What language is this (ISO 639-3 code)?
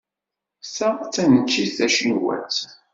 kab